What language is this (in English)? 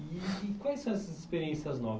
Portuguese